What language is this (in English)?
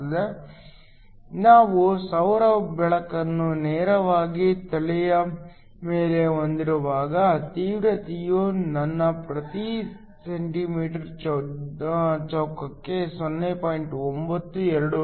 Kannada